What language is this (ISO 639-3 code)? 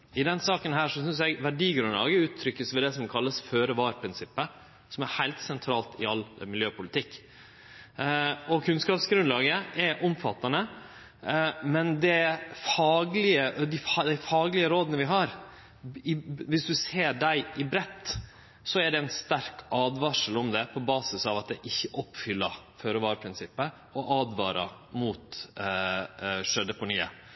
nno